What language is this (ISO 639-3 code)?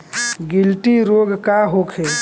bho